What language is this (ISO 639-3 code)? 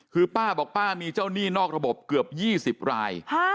tha